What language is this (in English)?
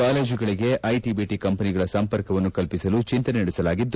Kannada